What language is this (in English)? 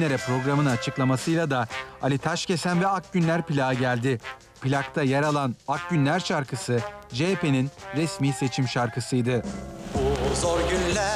Turkish